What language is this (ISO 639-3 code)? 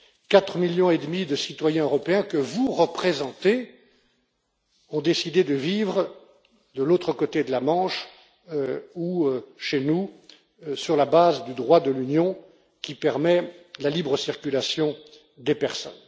fra